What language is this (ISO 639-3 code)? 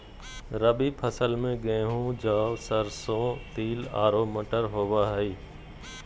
mag